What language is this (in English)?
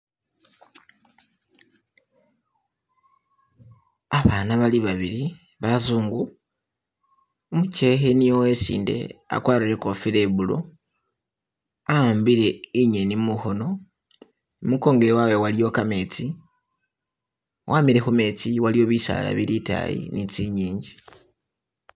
Masaaba